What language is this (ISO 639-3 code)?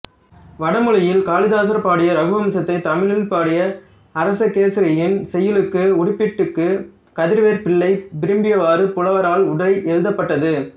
tam